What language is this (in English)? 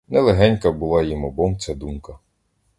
Ukrainian